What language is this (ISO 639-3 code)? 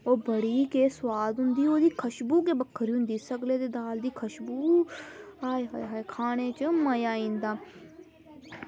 doi